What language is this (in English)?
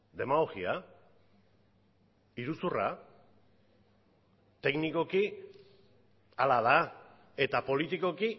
Basque